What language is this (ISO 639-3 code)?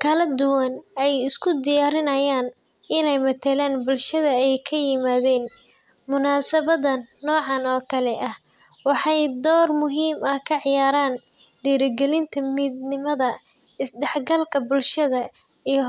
som